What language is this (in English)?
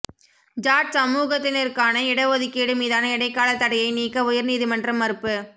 Tamil